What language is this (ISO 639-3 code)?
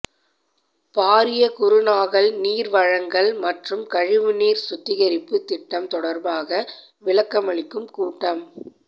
tam